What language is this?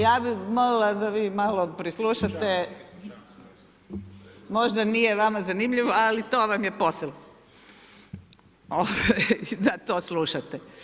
Croatian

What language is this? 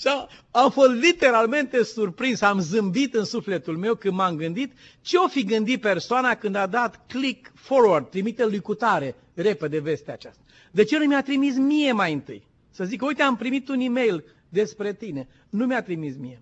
Romanian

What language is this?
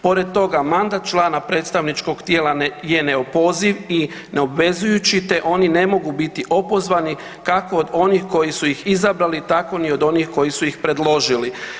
Croatian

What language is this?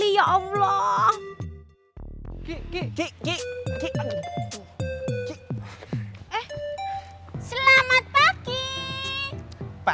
Indonesian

